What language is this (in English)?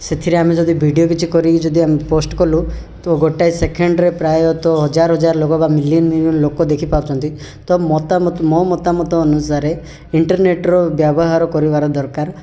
Odia